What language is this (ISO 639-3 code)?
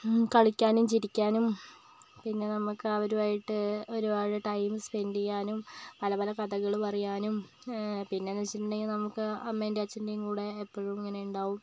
mal